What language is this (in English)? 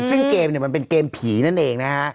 Thai